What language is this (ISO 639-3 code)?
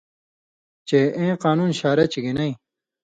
mvy